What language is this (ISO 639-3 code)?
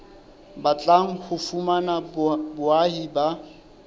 sot